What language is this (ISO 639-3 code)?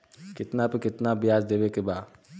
bho